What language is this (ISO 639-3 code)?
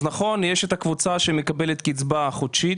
heb